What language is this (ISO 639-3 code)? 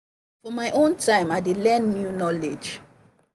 pcm